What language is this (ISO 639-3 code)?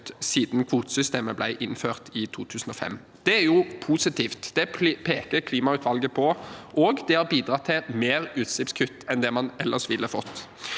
nor